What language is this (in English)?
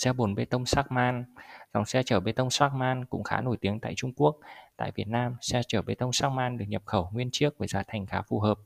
Vietnamese